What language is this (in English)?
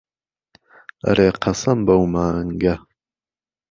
Central Kurdish